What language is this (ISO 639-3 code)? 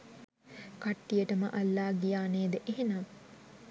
sin